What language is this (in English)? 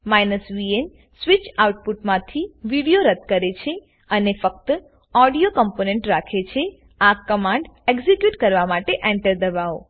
Gujarati